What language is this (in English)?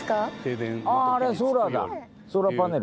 Japanese